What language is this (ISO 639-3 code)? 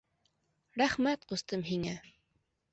bak